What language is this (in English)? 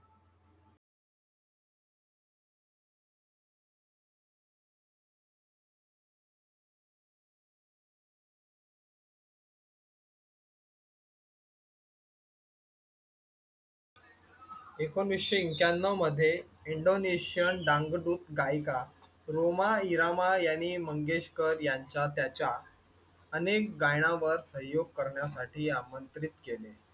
Marathi